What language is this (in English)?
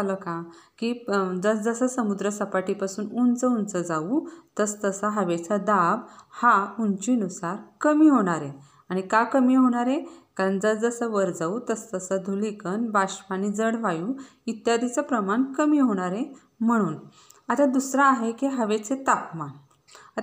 Marathi